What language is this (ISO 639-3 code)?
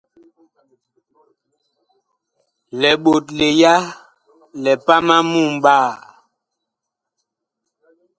bkh